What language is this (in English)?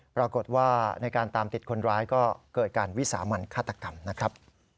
Thai